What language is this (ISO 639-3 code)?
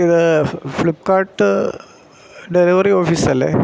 mal